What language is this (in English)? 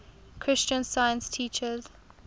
English